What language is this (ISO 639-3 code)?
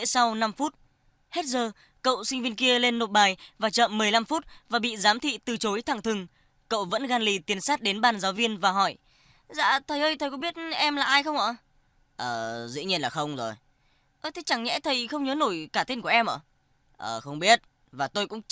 vie